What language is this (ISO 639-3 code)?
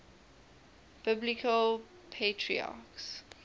eng